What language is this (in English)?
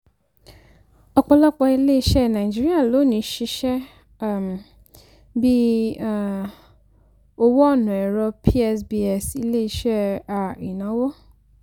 Yoruba